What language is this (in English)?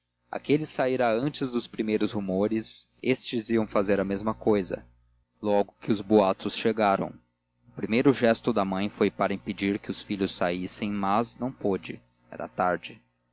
Portuguese